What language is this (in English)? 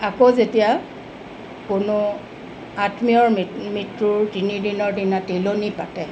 Assamese